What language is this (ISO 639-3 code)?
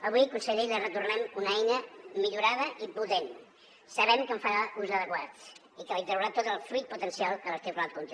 cat